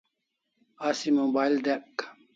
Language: Kalasha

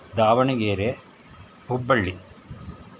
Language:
Kannada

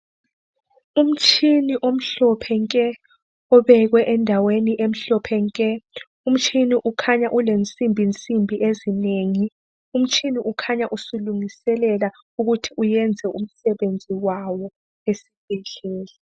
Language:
North Ndebele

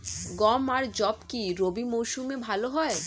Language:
Bangla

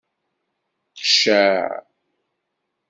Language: Kabyle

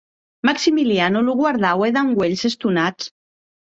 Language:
Occitan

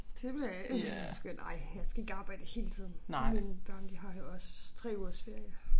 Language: Danish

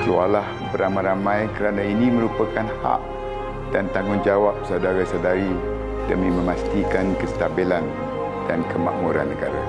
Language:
Malay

